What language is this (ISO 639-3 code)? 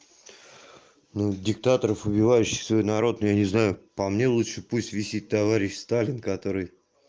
rus